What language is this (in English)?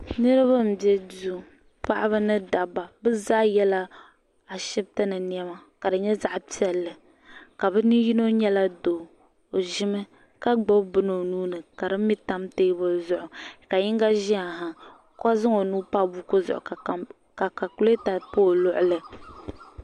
Dagbani